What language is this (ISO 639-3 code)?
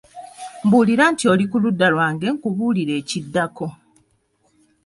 lug